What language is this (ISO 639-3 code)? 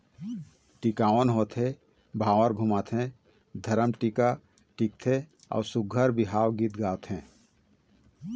hne